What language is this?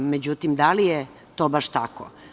Serbian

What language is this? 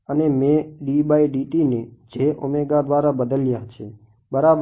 Gujarati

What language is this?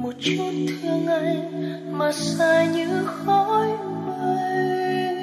Vietnamese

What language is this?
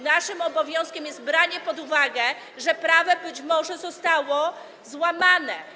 Polish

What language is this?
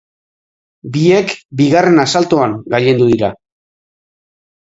Basque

